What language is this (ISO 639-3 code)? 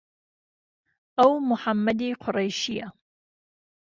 ckb